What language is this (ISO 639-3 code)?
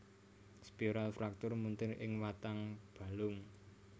jav